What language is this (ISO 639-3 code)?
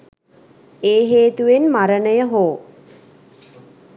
sin